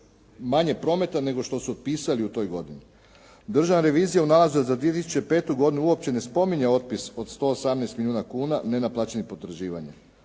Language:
Croatian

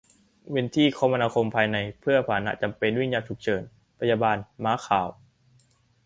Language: Thai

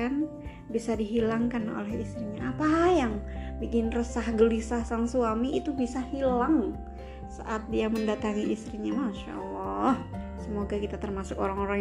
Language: Indonesian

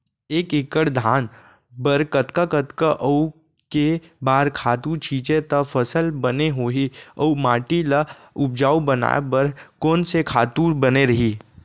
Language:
Chhattisgarhi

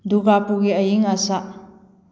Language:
Manipuri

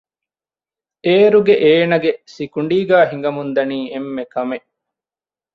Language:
Divehi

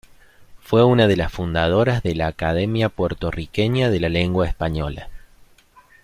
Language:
Spanish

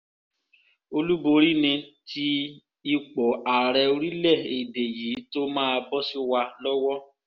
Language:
Yoruba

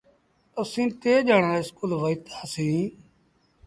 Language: Sindhi Bhil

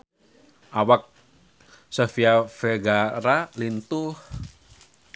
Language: Sundanese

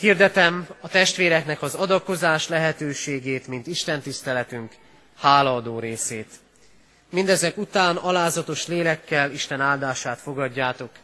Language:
Hungarian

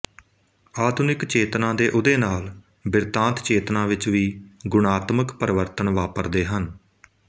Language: Punjabi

